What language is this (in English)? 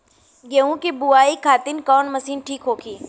Bhojpuri